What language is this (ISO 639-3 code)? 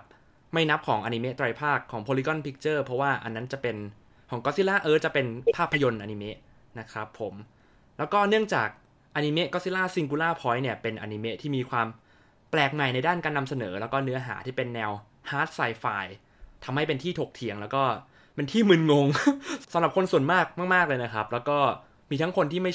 tha